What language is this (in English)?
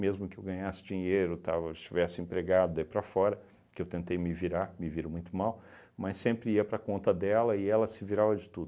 Portuguese